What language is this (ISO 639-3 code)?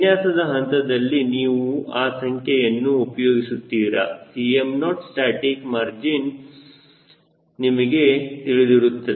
kan